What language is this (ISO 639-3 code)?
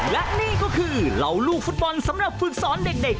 tha